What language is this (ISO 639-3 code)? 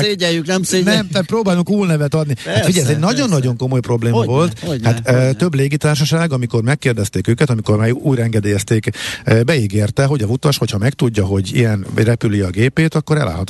hun